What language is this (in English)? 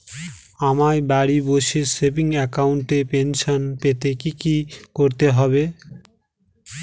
Bangla